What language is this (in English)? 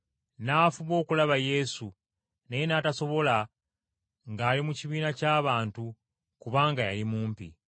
Ganda